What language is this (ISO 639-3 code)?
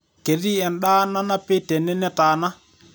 mas